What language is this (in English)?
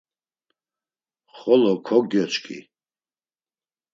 Laz